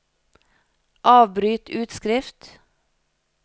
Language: Norwegian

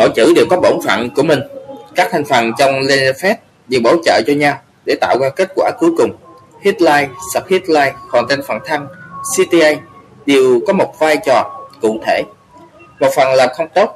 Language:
Vietnamese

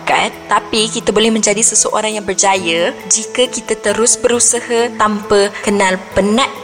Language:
Malay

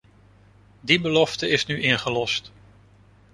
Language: Dutch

